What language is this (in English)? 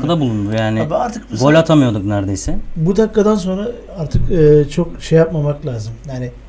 Turkish